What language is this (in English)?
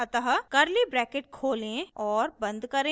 Hindi